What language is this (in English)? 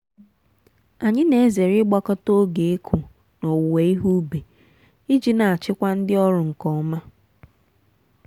Igbo